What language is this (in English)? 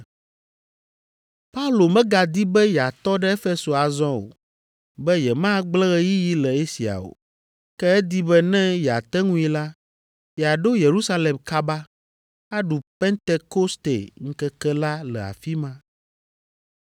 Ewe